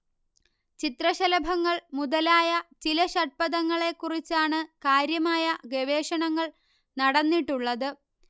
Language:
Malayalam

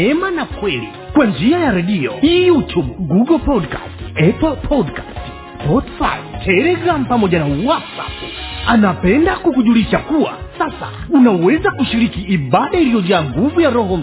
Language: Swahili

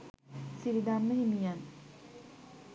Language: Sinhala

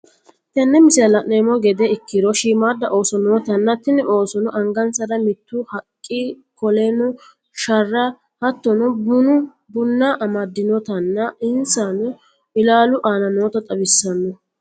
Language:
Sidamo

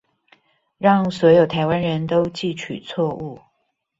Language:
Chinese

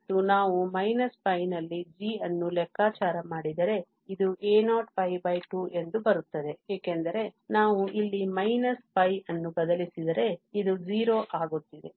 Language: Kannada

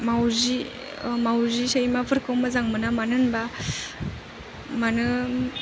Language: Bodo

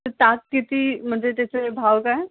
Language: Marathi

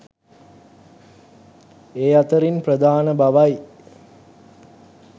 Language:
Sinhala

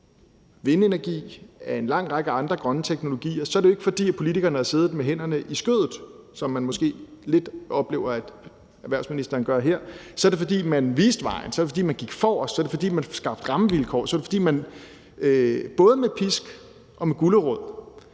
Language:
Danish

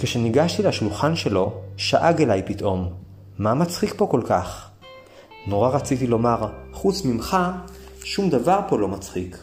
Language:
Hebrew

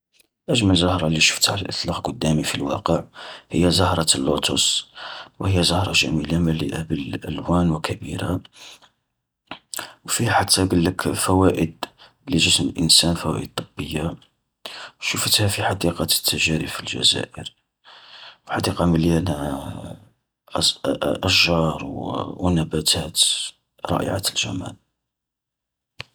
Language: Algerian Arabic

